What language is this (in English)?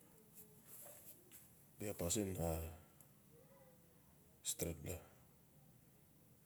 Notsi